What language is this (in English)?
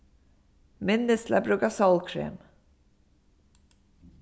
Faroese